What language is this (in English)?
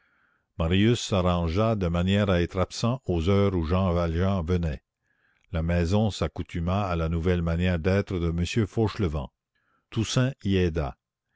French